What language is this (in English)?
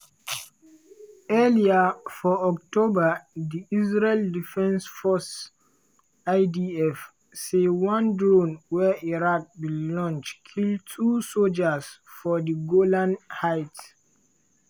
Nigerian Pidgin